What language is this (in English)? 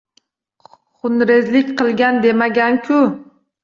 Uzbek